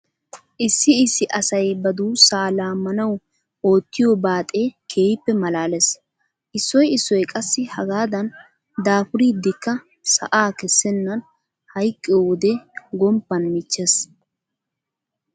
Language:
Wolaytta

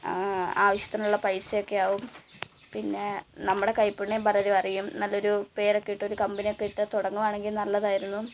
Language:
Malayalam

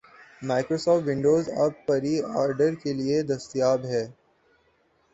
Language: Urdu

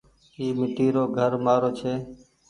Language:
Goaria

